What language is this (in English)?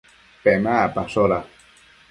Matsés